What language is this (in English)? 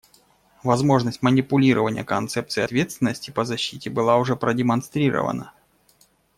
Russian